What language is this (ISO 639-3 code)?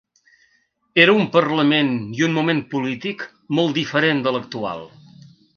cat